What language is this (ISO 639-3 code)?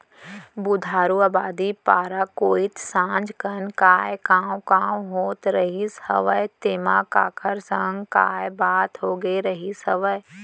hne